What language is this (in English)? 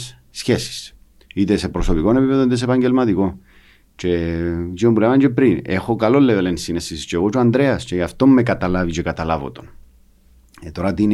Greek